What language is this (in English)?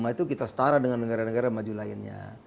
Indonesian